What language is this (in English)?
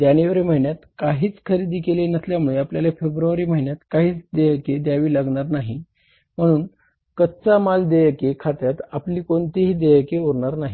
Marathi